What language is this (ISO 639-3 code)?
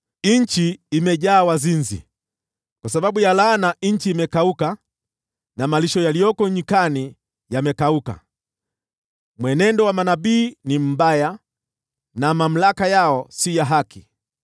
swa